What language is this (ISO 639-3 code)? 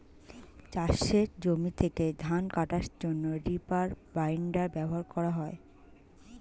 ben